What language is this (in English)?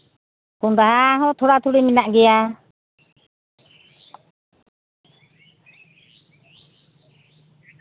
Santali